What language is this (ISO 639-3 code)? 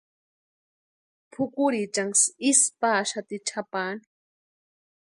pua